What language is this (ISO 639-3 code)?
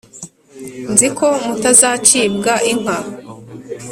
kin